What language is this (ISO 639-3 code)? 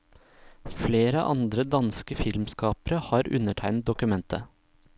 nor